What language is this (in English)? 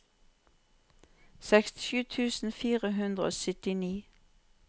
Norwegian